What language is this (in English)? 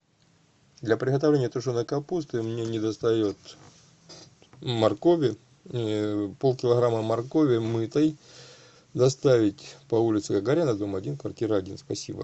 Russian